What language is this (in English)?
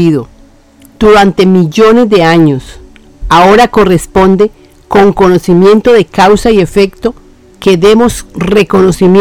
Spanish